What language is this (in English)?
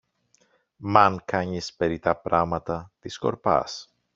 Greek